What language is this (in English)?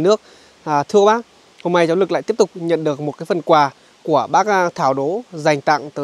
Vietnamese